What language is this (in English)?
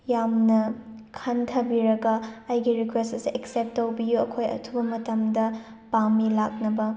Manipuri